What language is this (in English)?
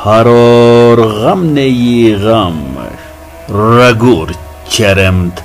Persian